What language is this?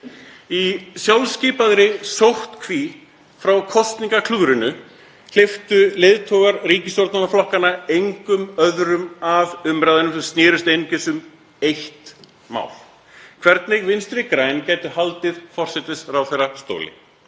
Icelandic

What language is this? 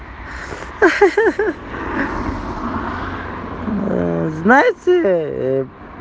Russian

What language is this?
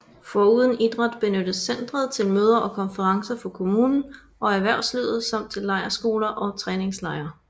Danish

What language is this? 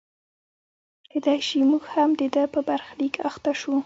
Pashto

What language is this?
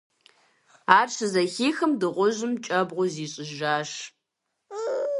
Kabardian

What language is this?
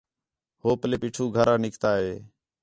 Khetrani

